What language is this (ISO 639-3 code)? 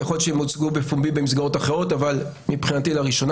heb